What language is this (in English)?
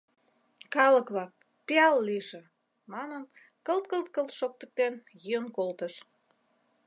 Mari